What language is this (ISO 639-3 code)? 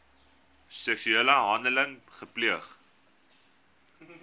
afr